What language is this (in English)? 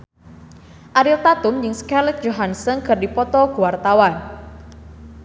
Sundanese